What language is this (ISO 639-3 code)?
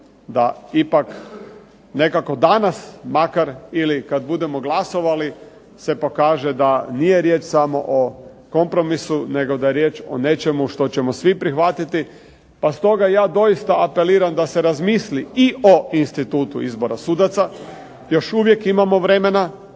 hrv